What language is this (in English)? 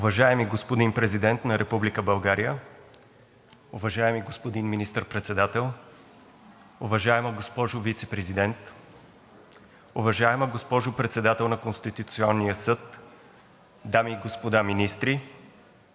Bulgarian